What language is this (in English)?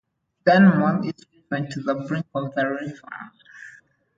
English